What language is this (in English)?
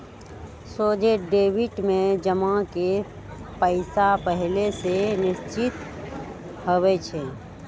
Magahi